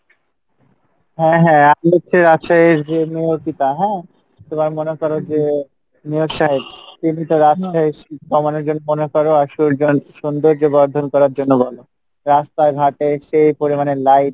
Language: Bangla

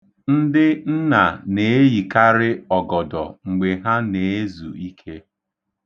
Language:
Igbo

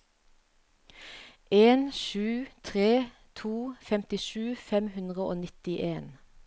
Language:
Norwegian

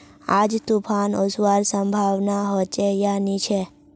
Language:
Magahi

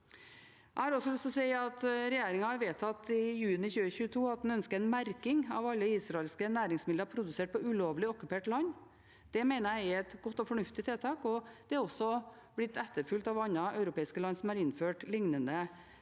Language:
Norwegian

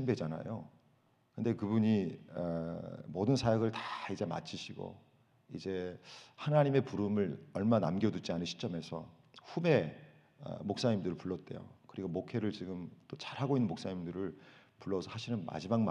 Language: Korean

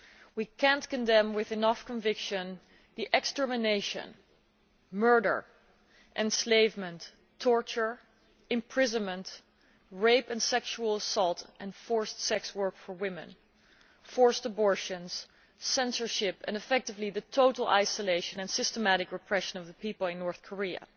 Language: English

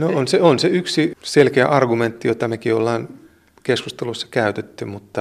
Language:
Finnish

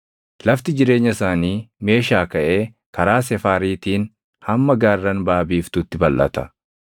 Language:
Oromo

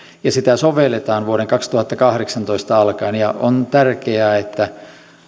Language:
Finnish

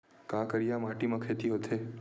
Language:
Chhattisgarhi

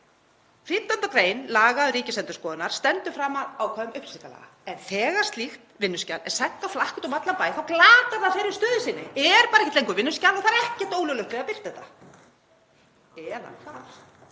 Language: Icelandic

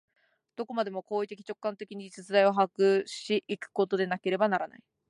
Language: Japanese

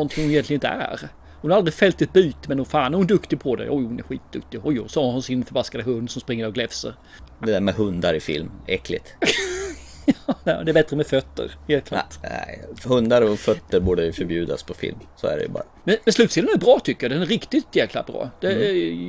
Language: Swedish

